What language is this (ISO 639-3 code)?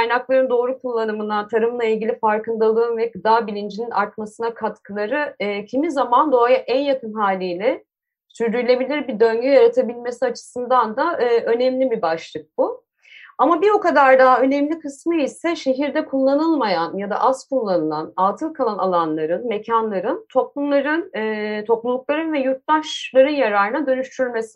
tur